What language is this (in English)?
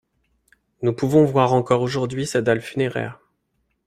French